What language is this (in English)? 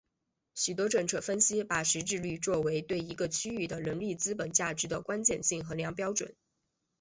Chinese